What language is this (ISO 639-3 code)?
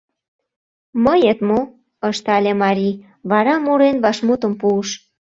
chm